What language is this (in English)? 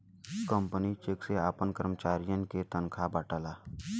Bhojpuri